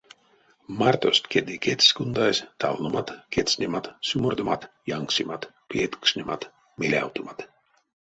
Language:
Erzya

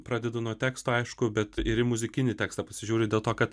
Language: Lithuanian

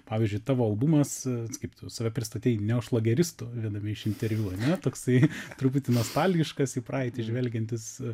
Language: Lithuanian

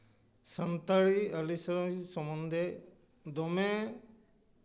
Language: Santali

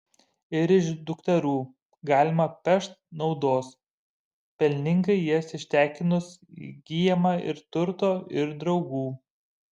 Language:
Lithuanian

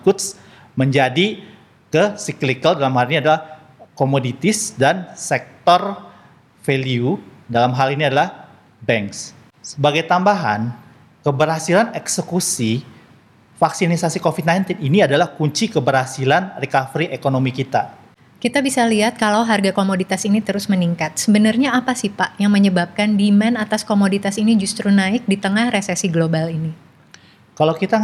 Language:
Indonesian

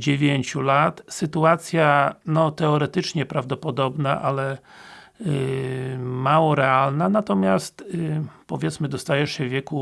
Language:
Polish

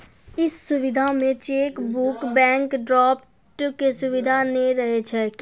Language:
Maithili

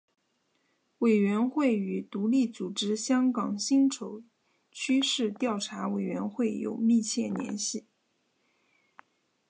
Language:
Chinese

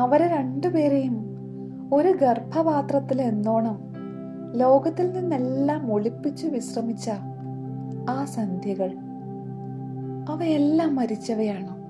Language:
Malayalam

